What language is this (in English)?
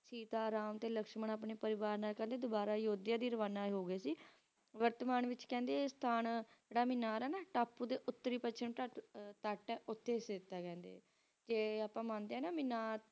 Punjabi